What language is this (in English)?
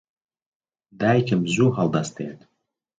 Central Kurdish